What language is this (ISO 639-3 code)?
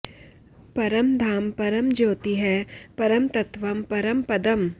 san